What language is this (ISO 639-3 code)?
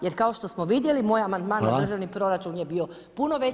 hrv